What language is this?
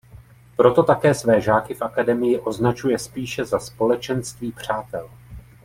Czech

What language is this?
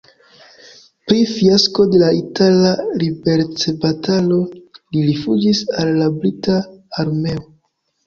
Esperanto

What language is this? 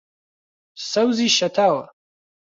Central Kurdish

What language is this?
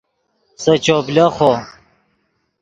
Yidgha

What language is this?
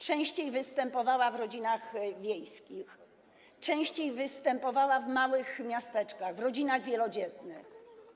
Polish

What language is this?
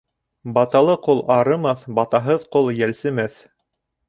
Bashkir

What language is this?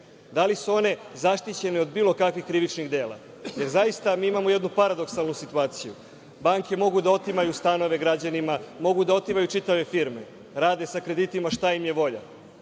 Serbian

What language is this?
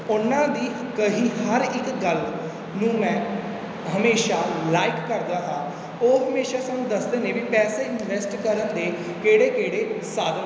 Punjabi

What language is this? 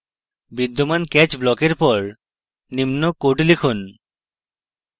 Bangla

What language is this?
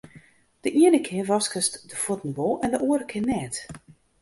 Western Frisian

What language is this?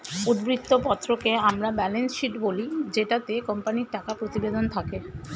Bangla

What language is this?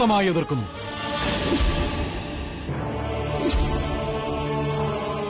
Arabic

